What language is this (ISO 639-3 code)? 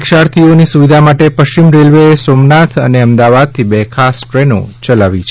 guj